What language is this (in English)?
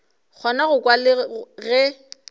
Northern Sotho